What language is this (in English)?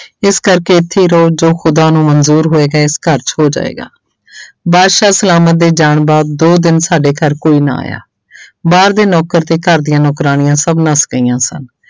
Punjabi